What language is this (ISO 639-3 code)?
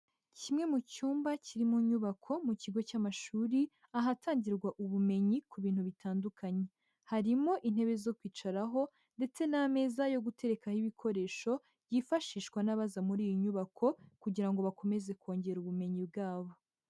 kin